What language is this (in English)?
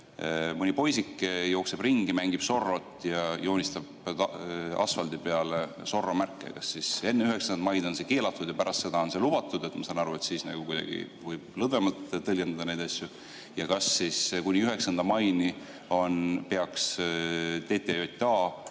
Estonian